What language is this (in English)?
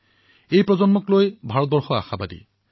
Assamese